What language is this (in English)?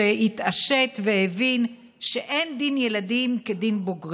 Hebrew